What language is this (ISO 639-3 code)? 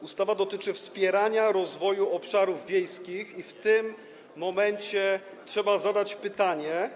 pol